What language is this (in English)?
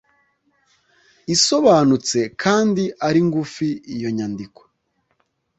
Kinyarwanda